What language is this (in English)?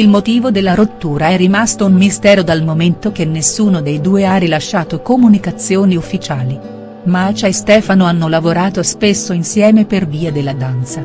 Italian